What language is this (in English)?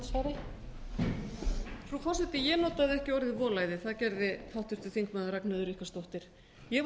Icelandic